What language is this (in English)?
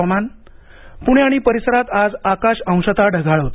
Marathi